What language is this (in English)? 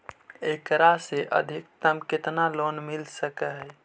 Magahi